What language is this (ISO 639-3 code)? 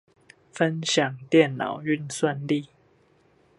zho